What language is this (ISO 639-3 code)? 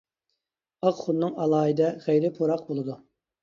uig